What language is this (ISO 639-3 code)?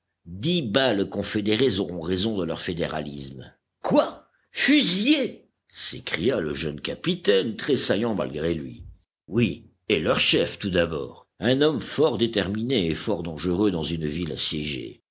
fra